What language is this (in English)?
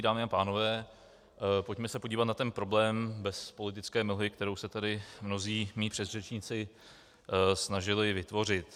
Czech